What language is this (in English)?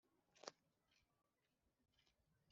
Kinyarwanda